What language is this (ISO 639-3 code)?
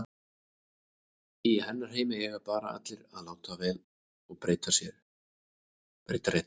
isl